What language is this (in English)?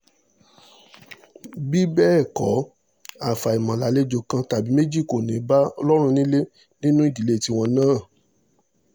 Yoruba